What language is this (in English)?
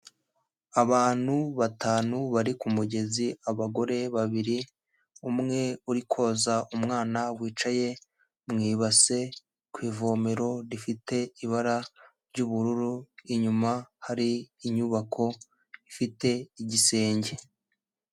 Kinyarwanda